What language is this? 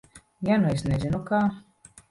Latvian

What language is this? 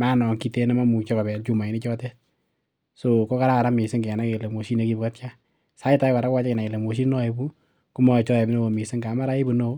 Kalenjin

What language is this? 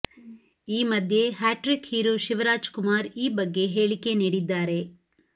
Kannada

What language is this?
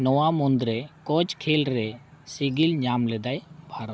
Santali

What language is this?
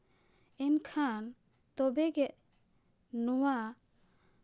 Santali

